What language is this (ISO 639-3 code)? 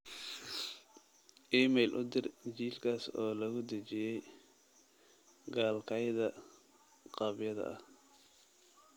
som